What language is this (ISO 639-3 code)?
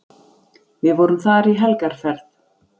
isl